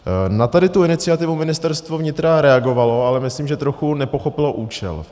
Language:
Czech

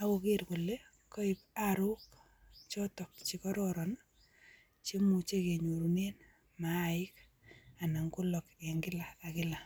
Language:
Kalenjin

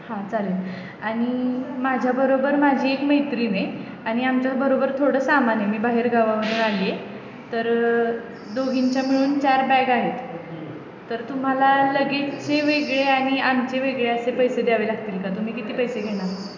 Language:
Marathi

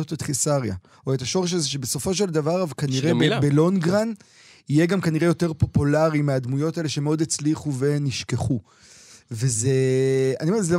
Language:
Hebrew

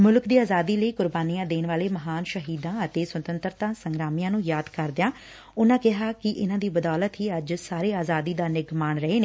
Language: Punjabi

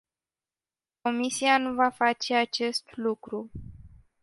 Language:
Romanian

